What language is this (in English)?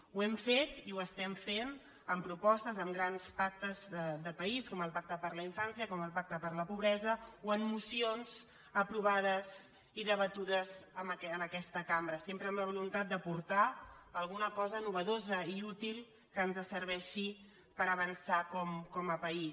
Catalan